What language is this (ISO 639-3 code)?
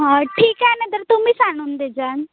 mar